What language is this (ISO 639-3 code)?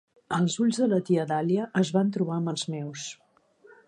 cat